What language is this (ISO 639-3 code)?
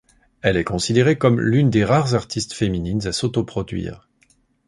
fra